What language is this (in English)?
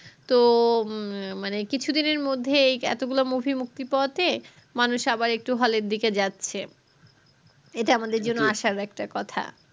Bangla